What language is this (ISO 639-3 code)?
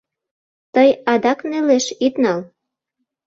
chm